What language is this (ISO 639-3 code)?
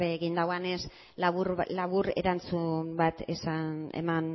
eus